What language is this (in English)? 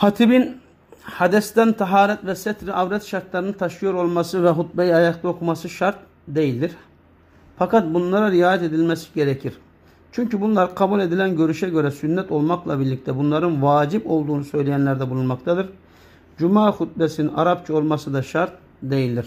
Turkish